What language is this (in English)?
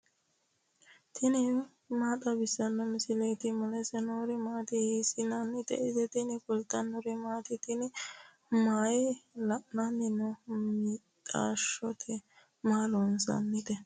Sidamo